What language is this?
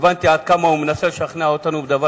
Hebrew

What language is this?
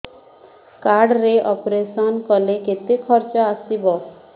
Odia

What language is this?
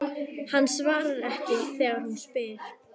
Icelandic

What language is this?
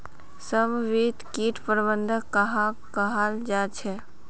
Magahi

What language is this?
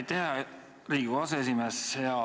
Estonian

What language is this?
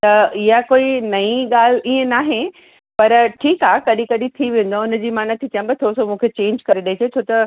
Sindhi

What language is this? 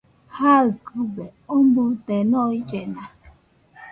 Nüpode Huitoto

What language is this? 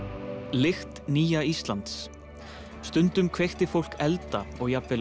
Icelandic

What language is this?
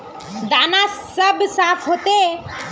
Magahi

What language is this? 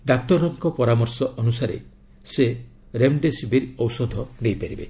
Odia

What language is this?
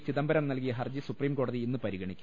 Malayalam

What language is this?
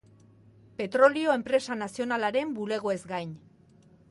Basque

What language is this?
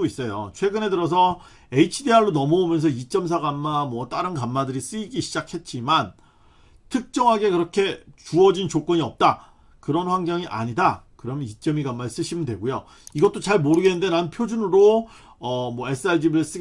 Korean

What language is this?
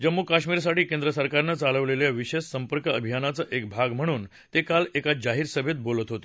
Marathi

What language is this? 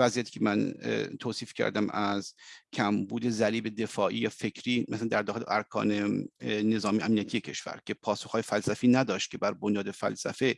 Persian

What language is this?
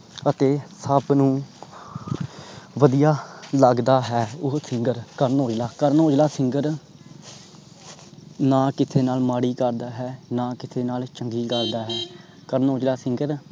Punjabi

